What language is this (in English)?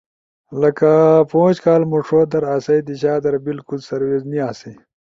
Ushojo